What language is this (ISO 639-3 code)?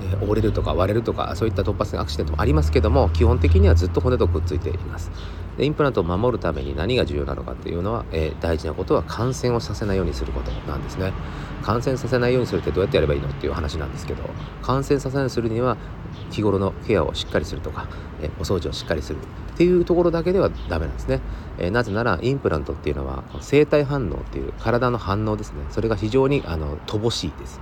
jpn